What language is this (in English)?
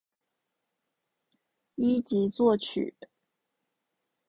Chinese